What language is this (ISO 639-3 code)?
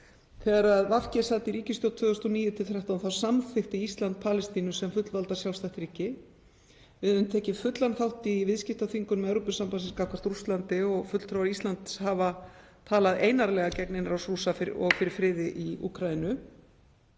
isl